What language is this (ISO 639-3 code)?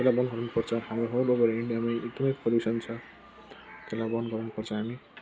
nep